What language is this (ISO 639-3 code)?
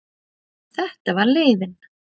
isl